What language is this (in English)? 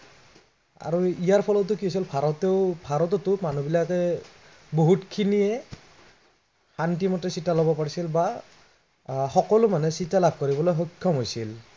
Assamese